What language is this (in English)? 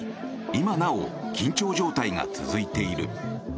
Japanese